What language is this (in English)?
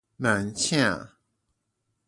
Min Nan Chinese